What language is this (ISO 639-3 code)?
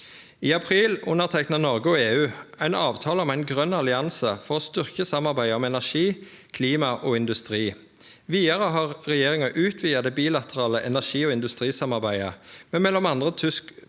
nor